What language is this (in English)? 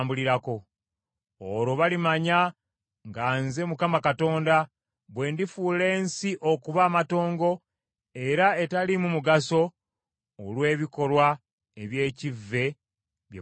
Ganda